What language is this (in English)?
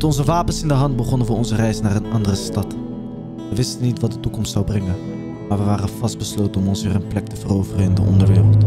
Dutch